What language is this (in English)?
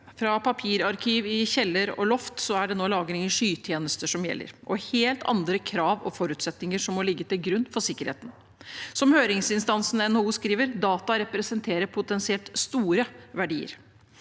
Norwegian